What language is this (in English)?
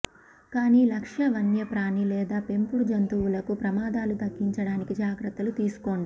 Telugu